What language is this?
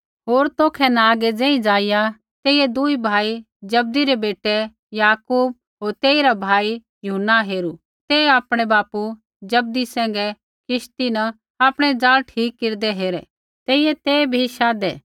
Kullu Pahari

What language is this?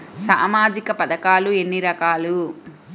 Telugu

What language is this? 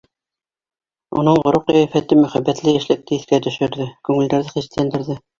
Bashkir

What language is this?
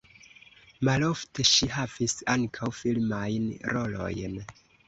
Esperanto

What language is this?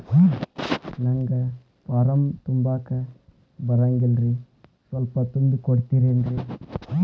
Kannada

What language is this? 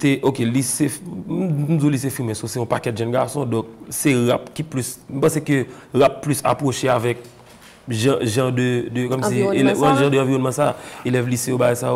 French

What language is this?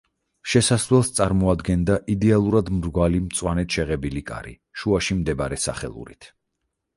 Georgian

